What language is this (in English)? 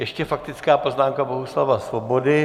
Czech